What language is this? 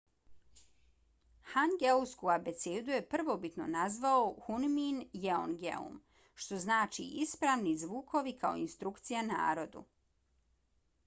Bosnian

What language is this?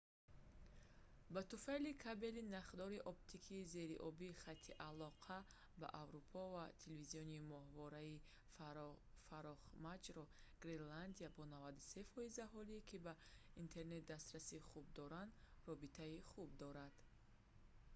Tajik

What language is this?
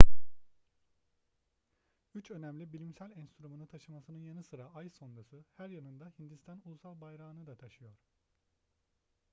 Turkish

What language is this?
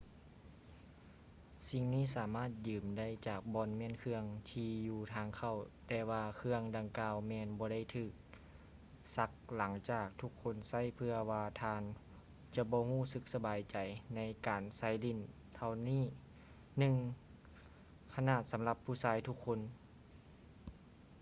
Lao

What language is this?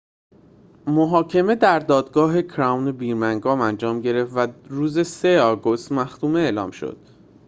Persian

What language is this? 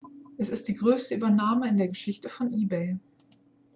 German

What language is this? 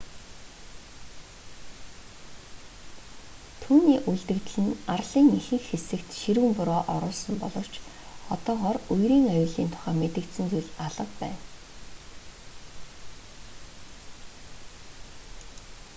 Mongolian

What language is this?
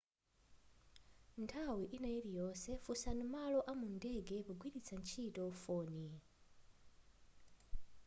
Nyanja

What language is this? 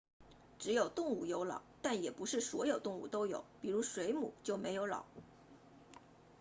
Chinese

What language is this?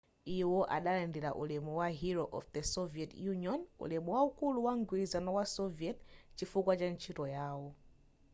Nyanja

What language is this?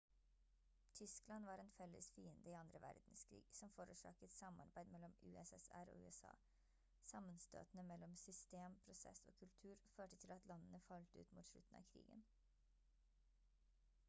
Norwegian Bokmål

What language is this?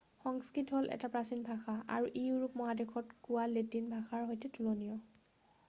Assamese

